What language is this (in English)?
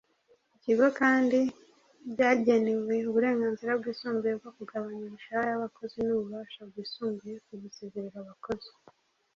Kinyarwanda